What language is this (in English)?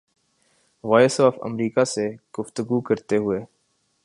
Urdu